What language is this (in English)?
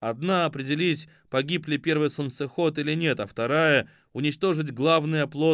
Russian